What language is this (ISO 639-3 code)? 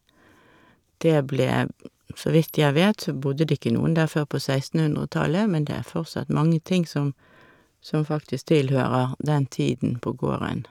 nor